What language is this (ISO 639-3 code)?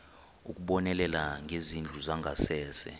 xho